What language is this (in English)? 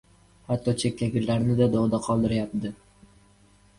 Uzbek